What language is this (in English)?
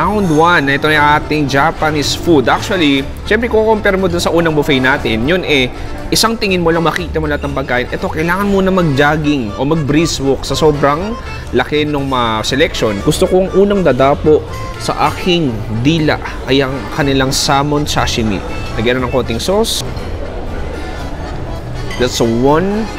Filipino